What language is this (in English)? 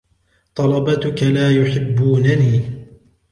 Arabic